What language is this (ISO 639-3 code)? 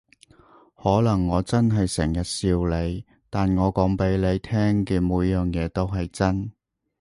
yue